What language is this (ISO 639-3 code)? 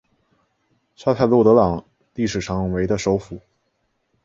zho